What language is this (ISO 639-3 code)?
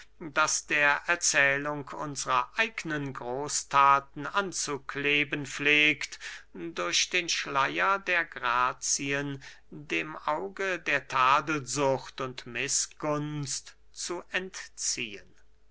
deu